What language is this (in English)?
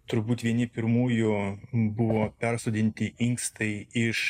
Lithuanian